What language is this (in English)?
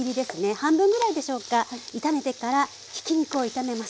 Japanese